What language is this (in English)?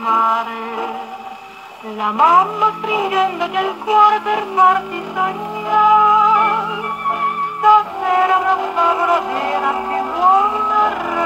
Korean